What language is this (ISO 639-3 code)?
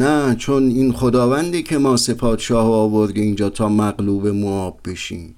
fas